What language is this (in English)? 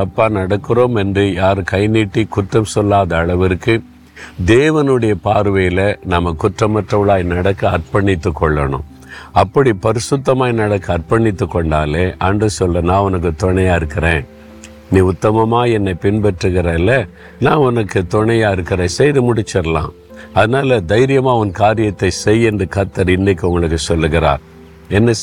Tamil